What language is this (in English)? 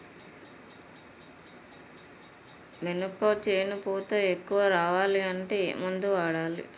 Telugu